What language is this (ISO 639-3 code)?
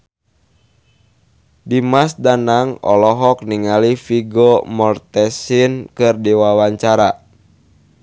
sun